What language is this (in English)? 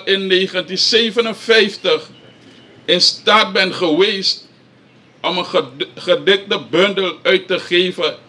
Dutch